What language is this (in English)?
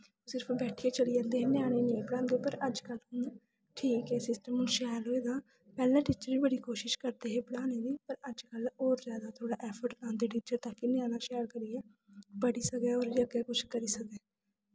Dogri